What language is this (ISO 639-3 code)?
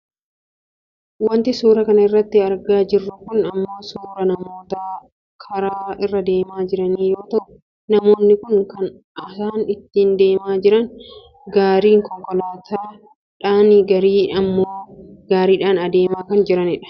orm